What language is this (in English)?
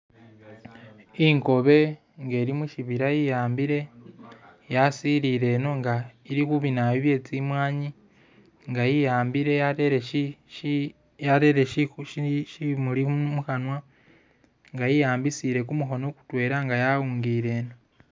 Masaaba